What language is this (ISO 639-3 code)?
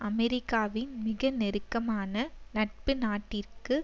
tam